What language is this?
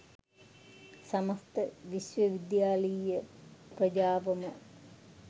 Sinhala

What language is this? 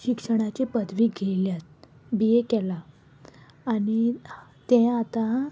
Konkani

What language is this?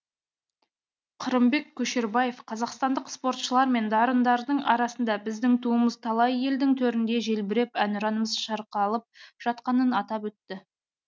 Kazakh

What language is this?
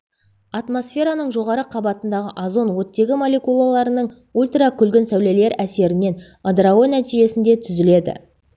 Kazakh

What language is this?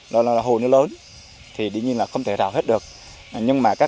Vietnamese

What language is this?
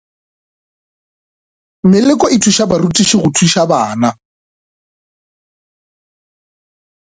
Northern Sotho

